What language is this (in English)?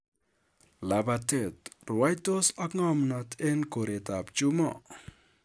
Kalenjin